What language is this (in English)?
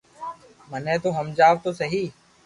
Loarki